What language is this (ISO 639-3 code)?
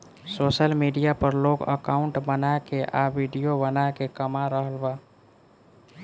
bho